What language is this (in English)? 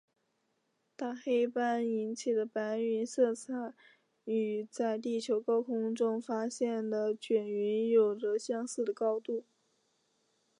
Chinese